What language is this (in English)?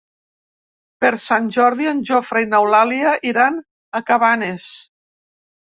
Catalan